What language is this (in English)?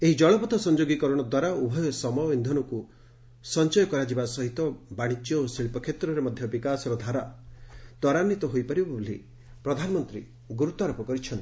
Odia